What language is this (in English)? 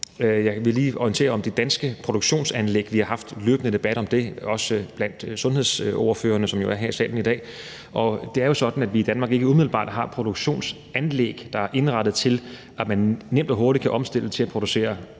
Danish